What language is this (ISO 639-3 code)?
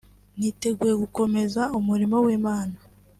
kin